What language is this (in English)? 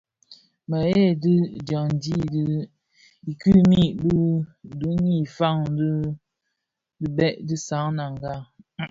Bafia